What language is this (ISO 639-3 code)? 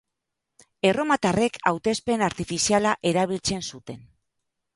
eus